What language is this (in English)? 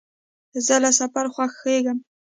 Pashto